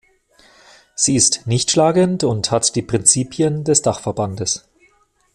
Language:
German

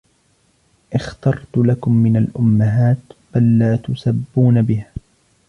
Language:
Arabic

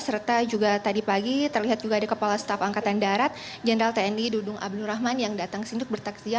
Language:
Indonesian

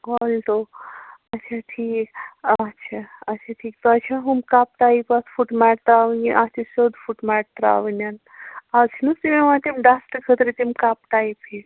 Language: Kashmiri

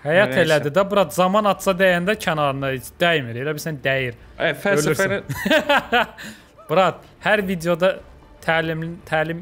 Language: Turkish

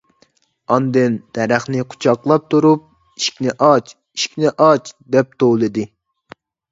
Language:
Uyghur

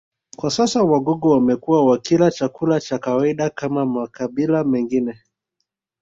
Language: Swahili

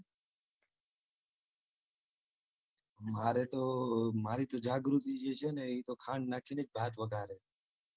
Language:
Gujarati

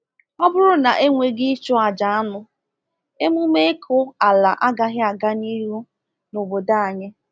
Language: Igbo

